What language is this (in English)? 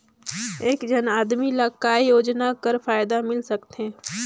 Chhattisgarhi